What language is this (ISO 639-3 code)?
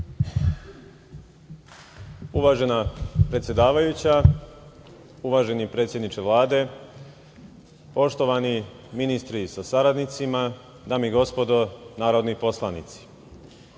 srp